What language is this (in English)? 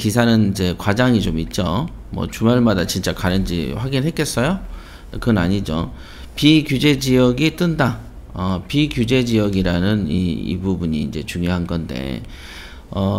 Korean